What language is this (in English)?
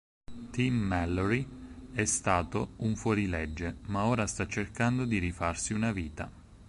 Italian